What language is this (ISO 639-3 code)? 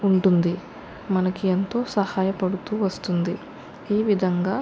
tel